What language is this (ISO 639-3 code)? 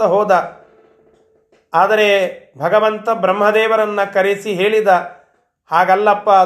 kan